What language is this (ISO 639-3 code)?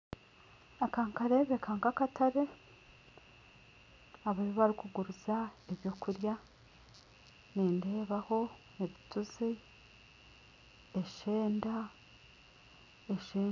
nyn